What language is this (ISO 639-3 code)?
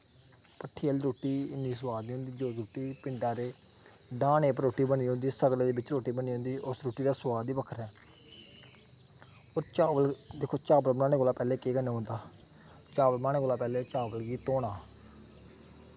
doi